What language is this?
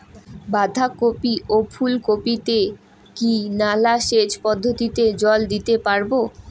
Bangla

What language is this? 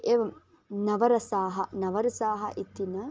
Sanskrit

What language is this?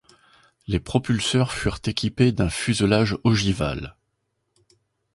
French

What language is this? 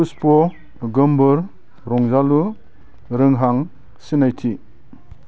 Bodo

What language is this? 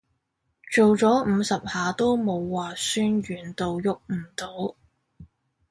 Cantonese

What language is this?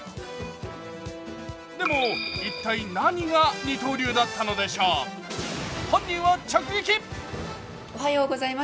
Japanese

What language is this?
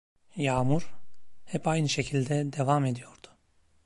Turkish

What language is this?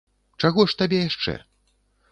Belarusian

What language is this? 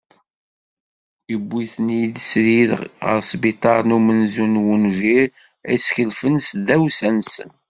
Kabyle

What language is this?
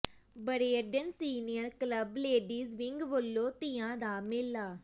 Punjabi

